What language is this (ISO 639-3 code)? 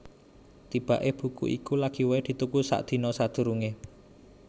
jav